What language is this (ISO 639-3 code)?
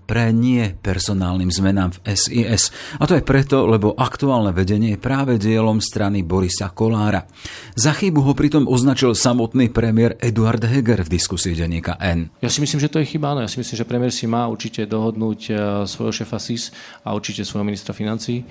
slk